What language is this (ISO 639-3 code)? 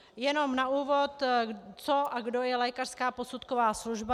ces